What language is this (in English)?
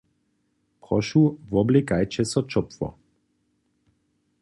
Upper Sorbian